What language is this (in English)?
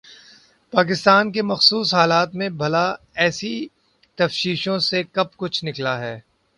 Urdu